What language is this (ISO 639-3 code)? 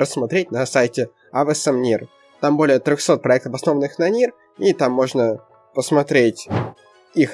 rus